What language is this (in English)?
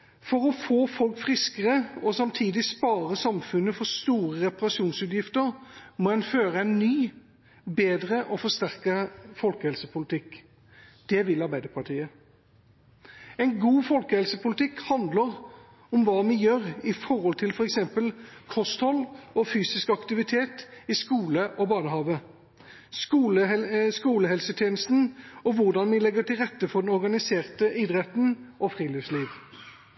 Norwegian Bokmål